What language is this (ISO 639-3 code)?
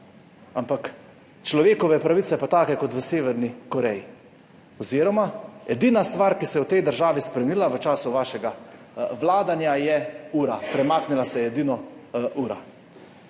slv